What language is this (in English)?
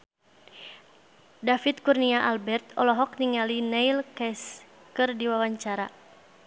Sundanese